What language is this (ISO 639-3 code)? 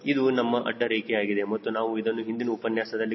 kan